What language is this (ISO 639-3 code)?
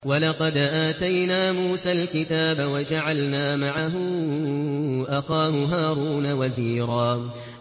ara